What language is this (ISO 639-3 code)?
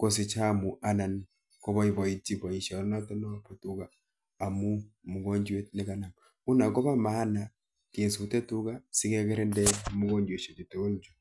kln